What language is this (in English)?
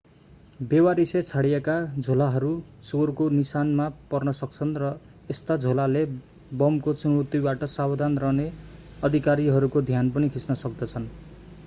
Nepali